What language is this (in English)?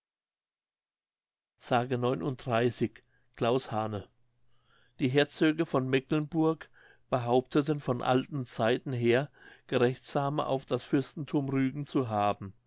German